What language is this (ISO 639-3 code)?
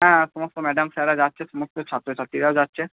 ben